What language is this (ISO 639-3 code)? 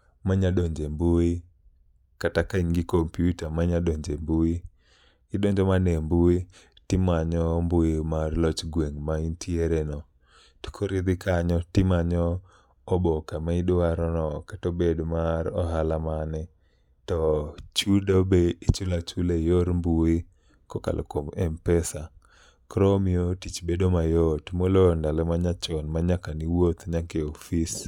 luo